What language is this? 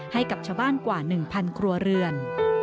Thai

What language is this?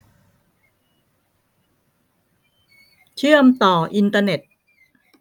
Thai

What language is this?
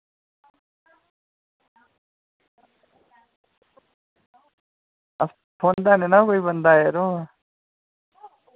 Dogri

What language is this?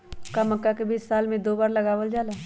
Magahi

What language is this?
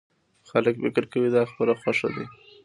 Pashto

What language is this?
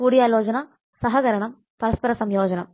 Malayalam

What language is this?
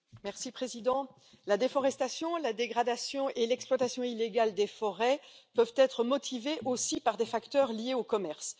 French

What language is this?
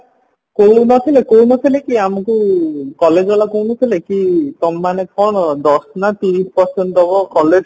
Odia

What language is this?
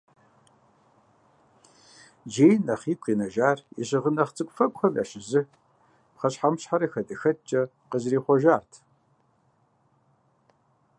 Kabardian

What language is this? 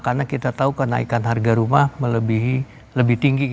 Indonesian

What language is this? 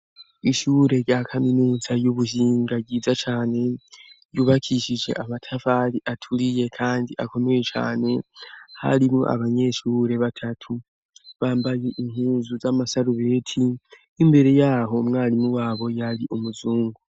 Rundi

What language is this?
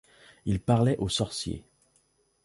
French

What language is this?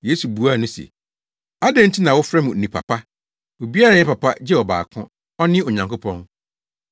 Akan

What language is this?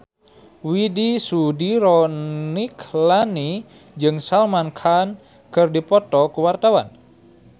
Sundanese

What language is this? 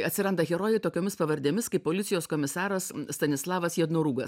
Lithuanian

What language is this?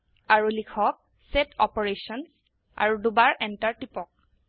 Assamese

